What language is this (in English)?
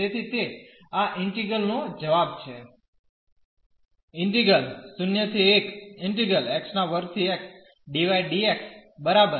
Gujarati